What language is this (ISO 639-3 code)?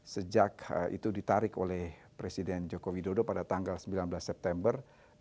ind